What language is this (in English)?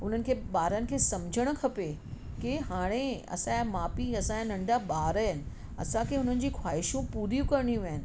Sindhi